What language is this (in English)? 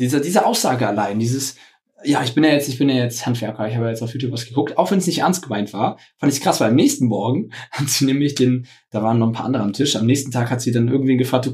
German